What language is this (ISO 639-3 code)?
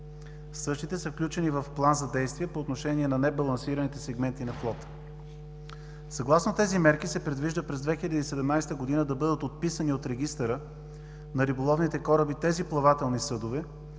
bul